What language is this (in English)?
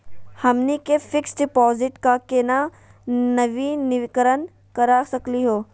Magahi